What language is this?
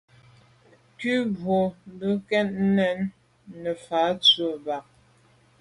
Medumba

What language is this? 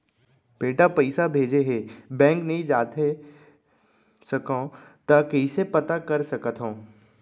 Chhattisgarhi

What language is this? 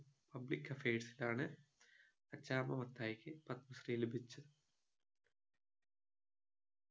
Malayalam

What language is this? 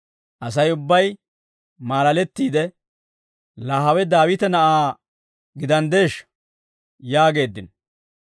Dawro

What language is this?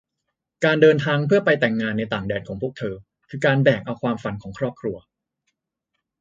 Thai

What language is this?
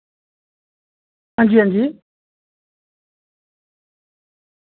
Dogri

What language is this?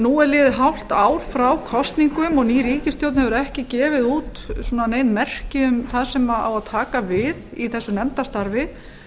Icelandic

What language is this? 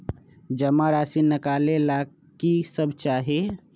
Magahi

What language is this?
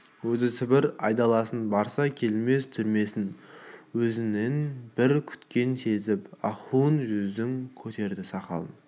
Kazakh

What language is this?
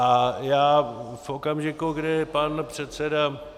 Czech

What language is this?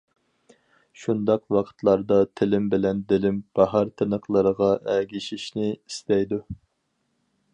Uyghur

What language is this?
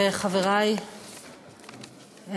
Hebrew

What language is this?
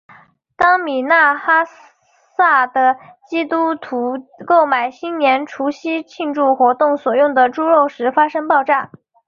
Chinese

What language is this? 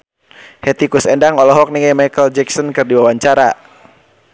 Sundanese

